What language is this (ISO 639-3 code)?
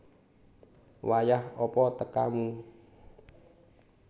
jav